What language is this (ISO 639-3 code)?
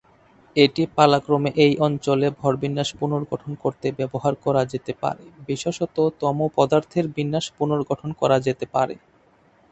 ben